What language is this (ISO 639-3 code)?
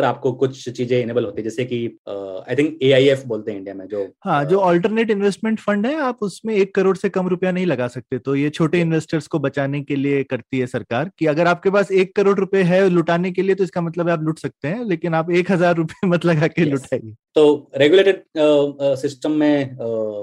hin